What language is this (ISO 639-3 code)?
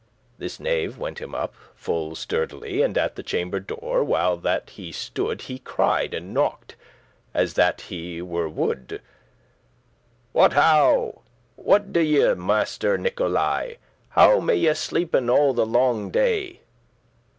eng